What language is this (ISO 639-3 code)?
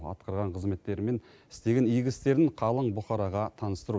kaz